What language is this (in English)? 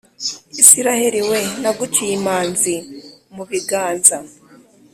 Kinyarwanda